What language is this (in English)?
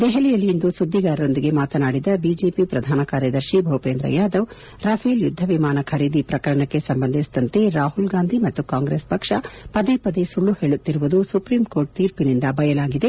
Kannada